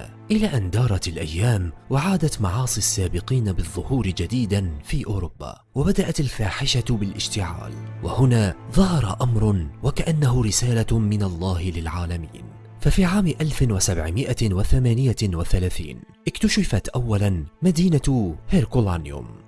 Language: Arabic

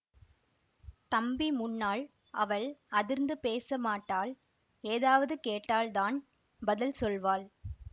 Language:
Tamil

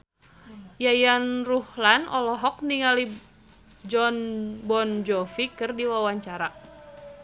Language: Sundanese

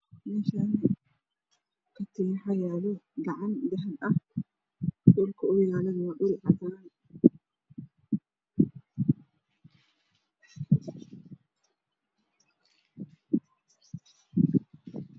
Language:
Somali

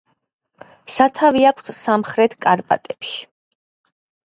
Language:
Georgian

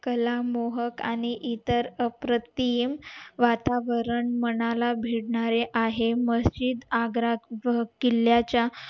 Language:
Marathi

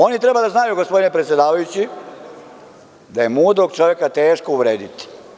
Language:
Serbian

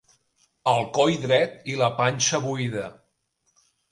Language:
Catalan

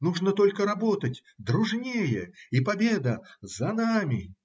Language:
Russian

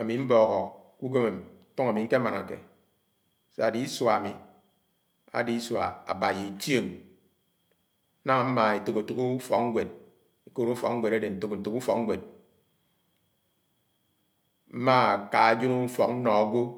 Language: Anaang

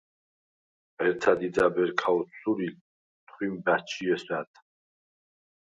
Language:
Svan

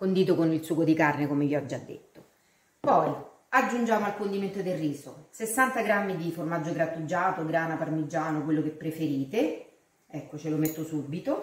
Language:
Italian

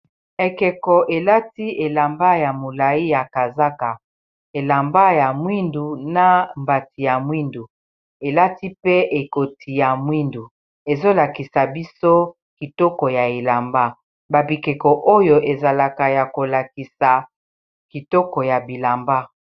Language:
Lingala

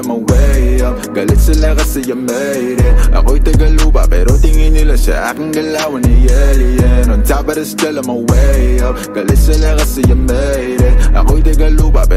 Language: Arabic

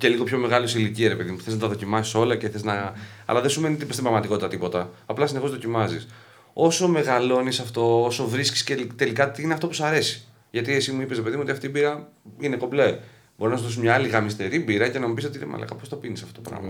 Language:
Greek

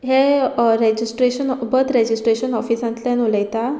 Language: Konkani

